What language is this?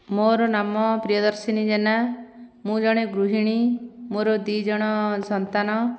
Odia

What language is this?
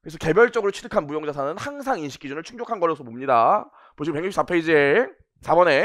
Korean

